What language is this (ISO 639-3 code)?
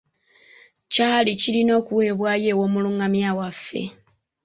lug